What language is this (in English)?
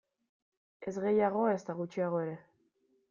Basque